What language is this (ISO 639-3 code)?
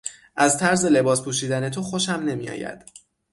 fas